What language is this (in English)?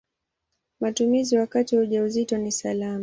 Swahili